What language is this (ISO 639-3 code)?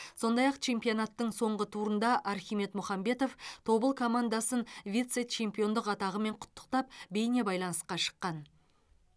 kaz